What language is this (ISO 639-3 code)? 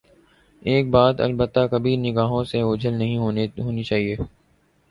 urd